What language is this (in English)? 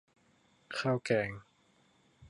Thai